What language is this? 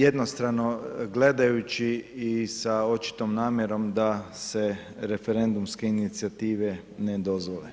Croatian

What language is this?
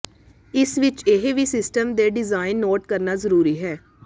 Punjabi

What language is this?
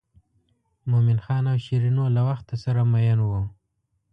Pashto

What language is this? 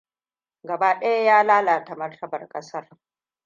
Hausa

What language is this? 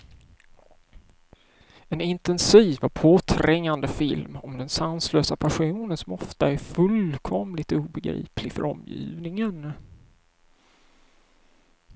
Swedish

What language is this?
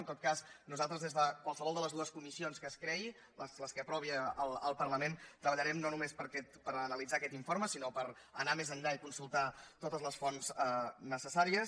Catalan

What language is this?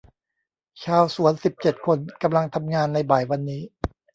Thai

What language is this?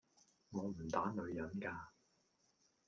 Cantonese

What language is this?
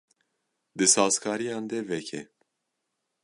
Kurdish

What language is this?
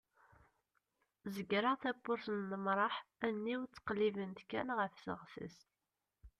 Kabyle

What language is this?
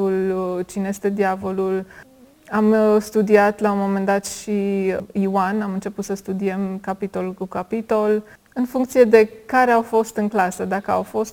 Romanian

